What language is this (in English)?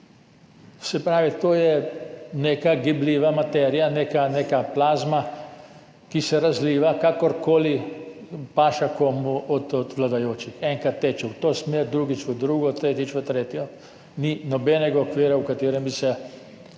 Slovenian